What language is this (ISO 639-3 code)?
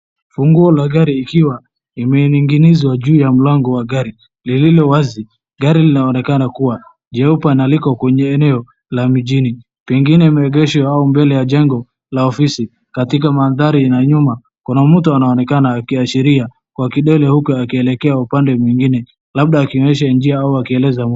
swa